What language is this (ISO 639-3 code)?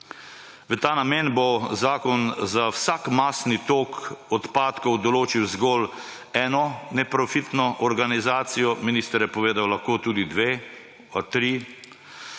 slv